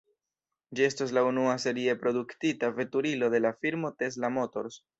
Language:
Esperanto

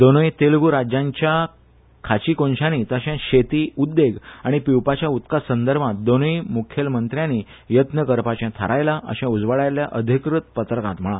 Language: Konkani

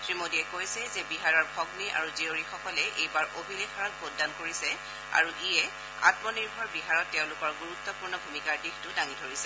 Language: Assamese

